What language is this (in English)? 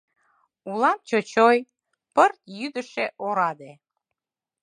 Mari